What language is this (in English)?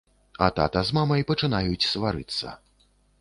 Belarusian